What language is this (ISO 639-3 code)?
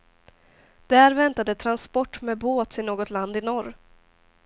swe